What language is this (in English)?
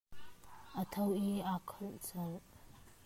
Hakha Chin